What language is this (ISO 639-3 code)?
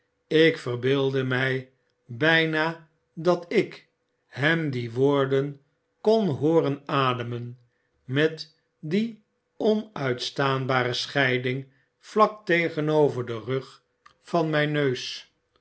nld